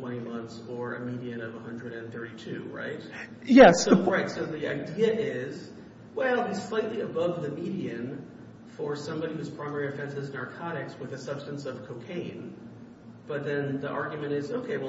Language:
English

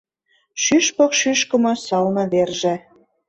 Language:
Mari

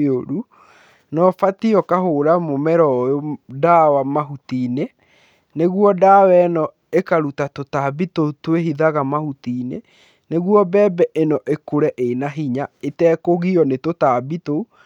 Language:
Kikuyu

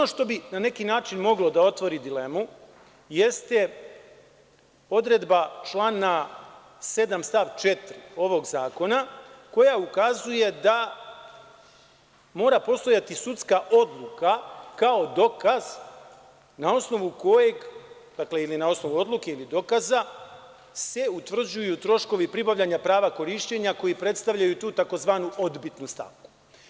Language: Serbian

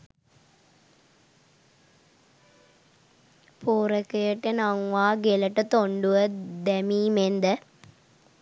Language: Sinhala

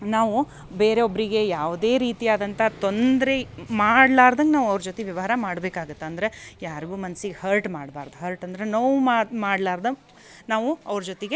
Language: Kannada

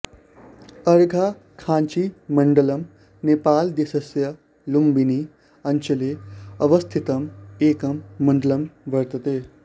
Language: Sanskrit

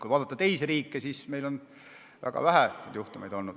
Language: Estonian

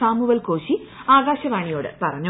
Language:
Malayalam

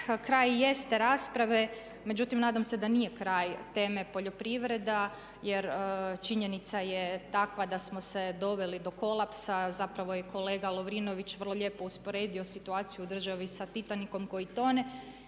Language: Croatian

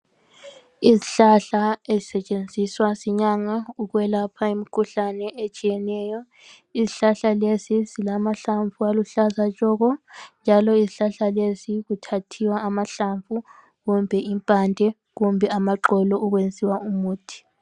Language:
North Ndebele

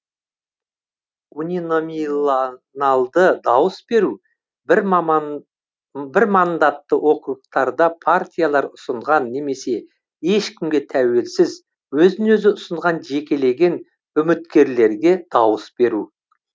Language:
Kazakh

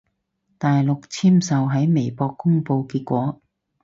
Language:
Cantonese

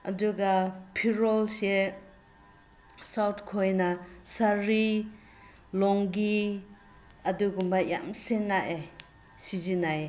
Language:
Manipuri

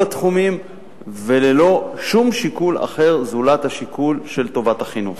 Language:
Hebrew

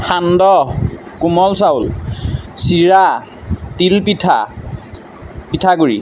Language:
Assamese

